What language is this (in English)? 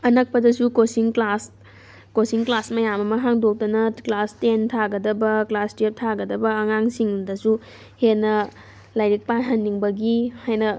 Manipuri